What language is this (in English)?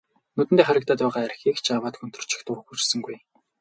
Mongolian